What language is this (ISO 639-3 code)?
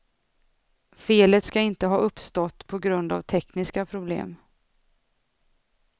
swe